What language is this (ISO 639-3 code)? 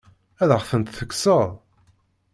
kab